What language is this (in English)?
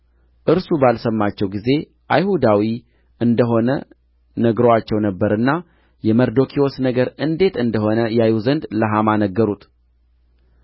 Amharic